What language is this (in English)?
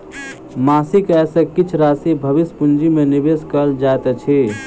Maithili